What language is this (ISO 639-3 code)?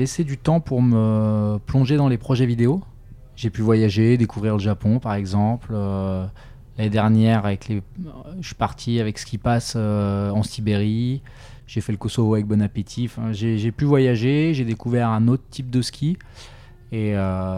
fra